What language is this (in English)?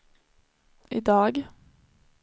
Swedish